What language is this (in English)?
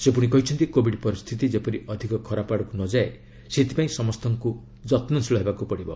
Odia